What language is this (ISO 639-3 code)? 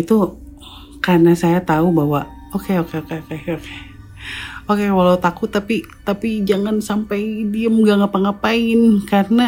ind